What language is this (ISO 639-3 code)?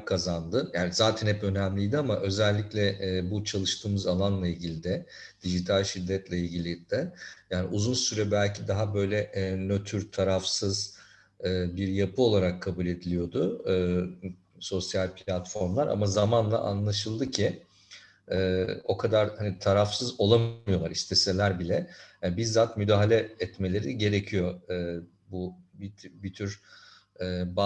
tur